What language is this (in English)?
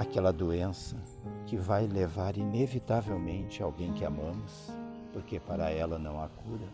Portuguese